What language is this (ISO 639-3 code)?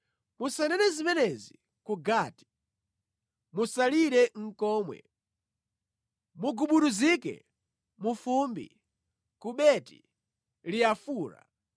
nya